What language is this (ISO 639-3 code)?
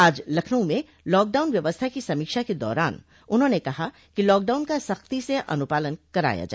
hin